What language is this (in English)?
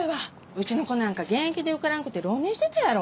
Japanese